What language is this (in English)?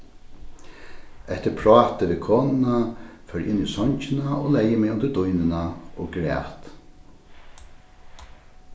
Faroese